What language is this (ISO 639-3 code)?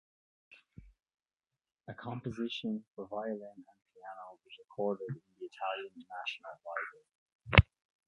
eng